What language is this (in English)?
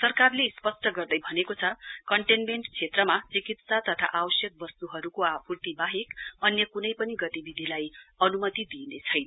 Nepali